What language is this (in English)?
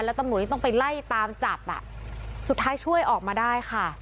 Thai